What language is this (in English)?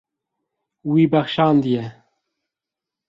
Kurdish